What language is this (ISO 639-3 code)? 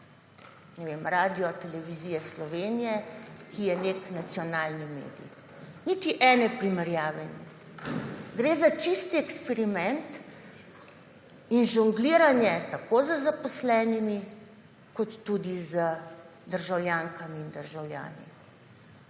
slv